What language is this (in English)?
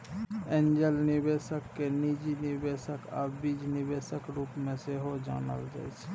Maithili